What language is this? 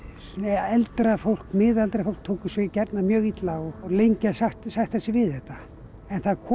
Icelandic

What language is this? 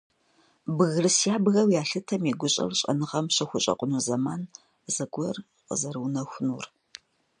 Kabardian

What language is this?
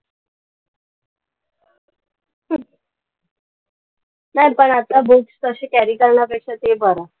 Marathi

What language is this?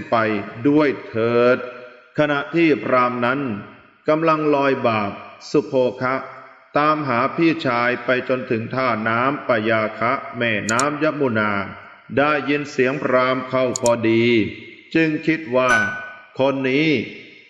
Thai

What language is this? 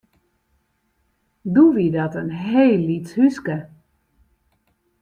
Western Frisian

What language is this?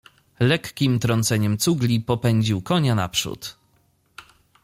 Polish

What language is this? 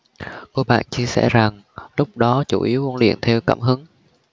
Vietnamese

